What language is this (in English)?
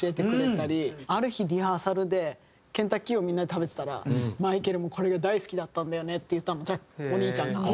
Japanese